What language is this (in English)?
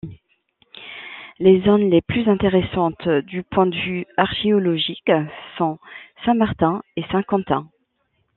French